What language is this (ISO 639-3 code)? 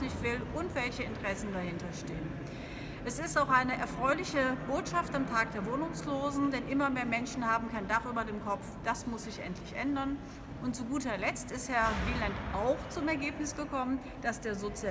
deu